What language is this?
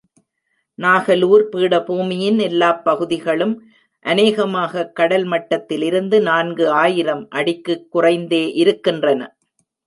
Tamil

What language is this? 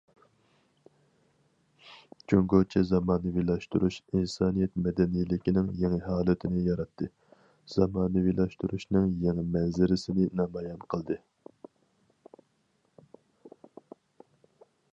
Uyghur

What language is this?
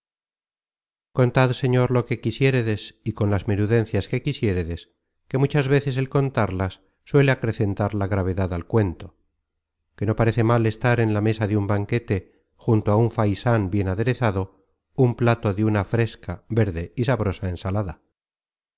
Spanish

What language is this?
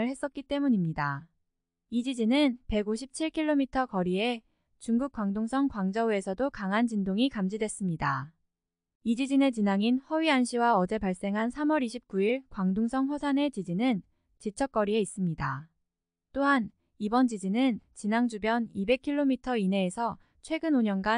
Korean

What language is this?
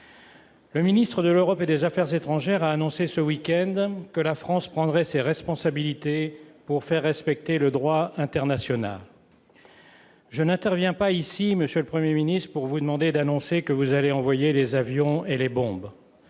French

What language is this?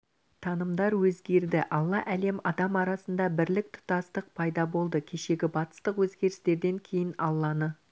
Kazakh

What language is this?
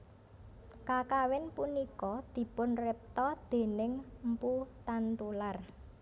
Javanese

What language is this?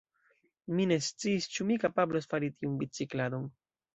Esperanto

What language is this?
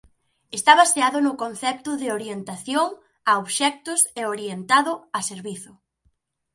Galician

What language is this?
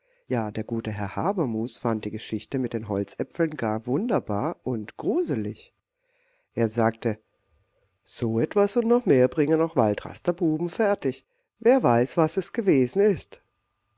German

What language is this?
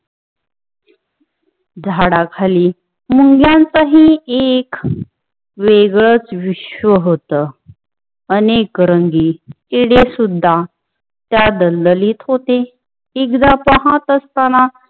Marathi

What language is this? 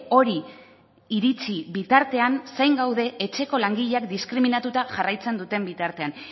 Basque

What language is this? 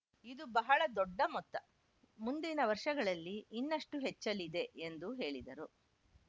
Kannada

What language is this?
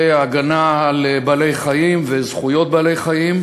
Hebrew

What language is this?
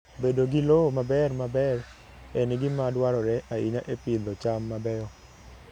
Luo (Kenya and Tanzania)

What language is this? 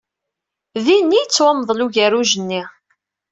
Kabyle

